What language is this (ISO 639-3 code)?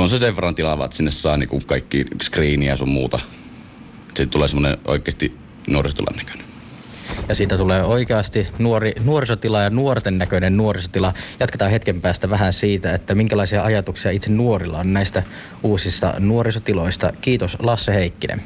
fin